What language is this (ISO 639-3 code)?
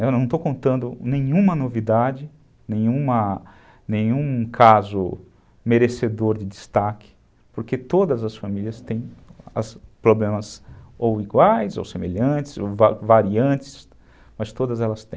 por